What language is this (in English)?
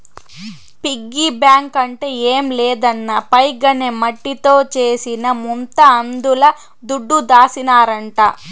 Telugu